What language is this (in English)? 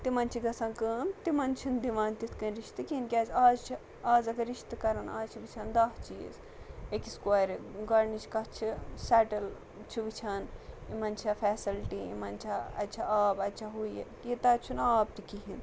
Kashmiri